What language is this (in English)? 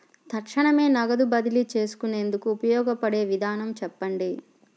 Telugu